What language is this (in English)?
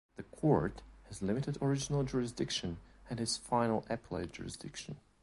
English